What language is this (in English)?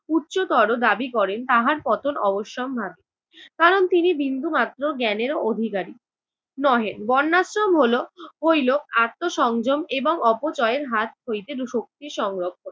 Bangla